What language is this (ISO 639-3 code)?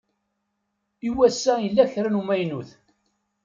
kab